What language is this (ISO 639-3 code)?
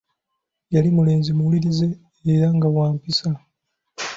lug